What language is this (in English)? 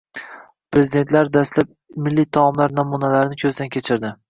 Uzbek